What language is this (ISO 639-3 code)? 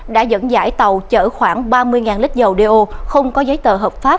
vie